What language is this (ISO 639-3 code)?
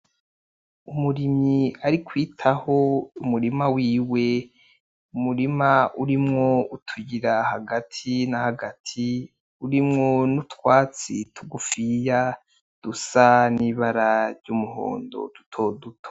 run